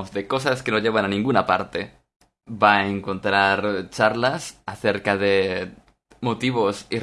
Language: Spanish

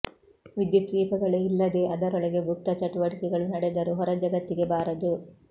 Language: Kannada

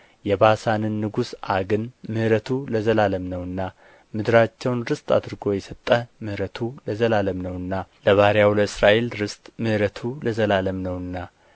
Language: Amharic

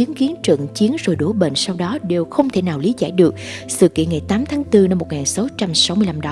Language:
Vietnamese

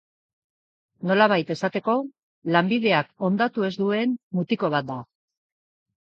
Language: Basque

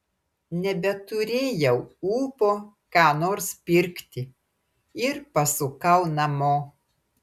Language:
Lithuanian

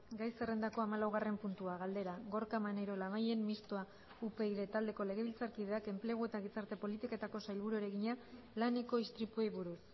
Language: Basque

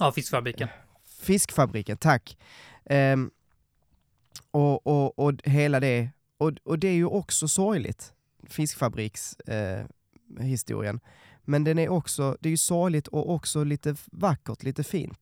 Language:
Swedish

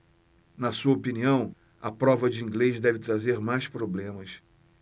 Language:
Portuguese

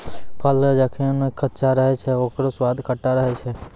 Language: Maithili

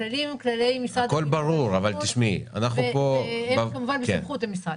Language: Hebrew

